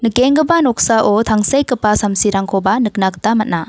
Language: Garo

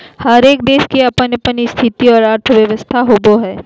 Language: Magahi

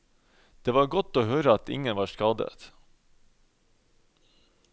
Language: Norwegian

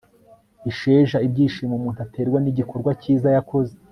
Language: Kinyarwanda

